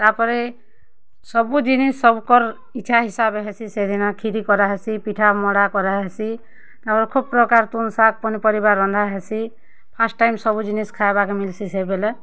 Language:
Odia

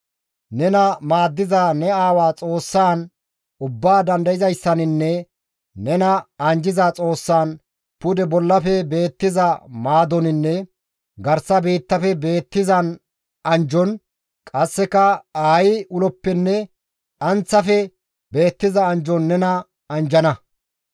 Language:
Gamo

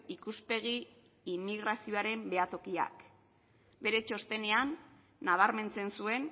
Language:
Basque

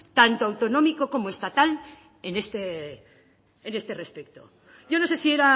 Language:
Spanish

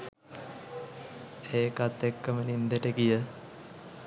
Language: Sinhala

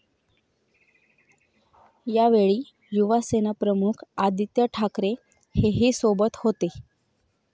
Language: Marathi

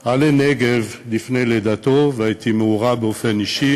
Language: Hebrew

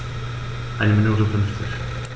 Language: German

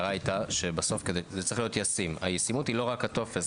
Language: Hebrew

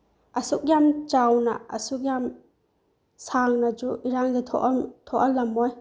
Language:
Manipuri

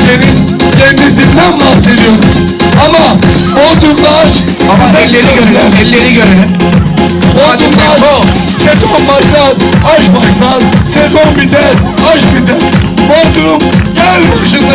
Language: Turkish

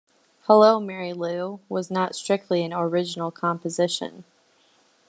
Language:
English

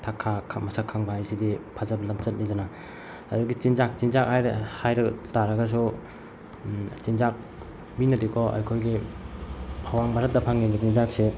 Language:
Manipuri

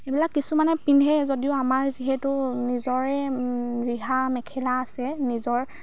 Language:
Assamese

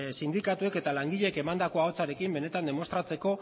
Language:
Basque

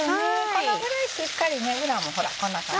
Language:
Japanese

